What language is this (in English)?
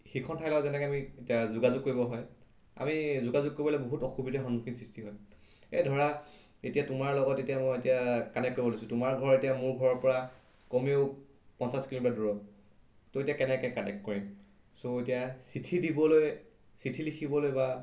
Assamese